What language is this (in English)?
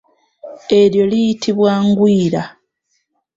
Ganda